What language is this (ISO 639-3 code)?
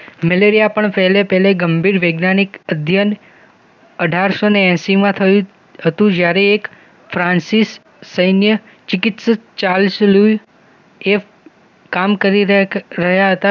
guj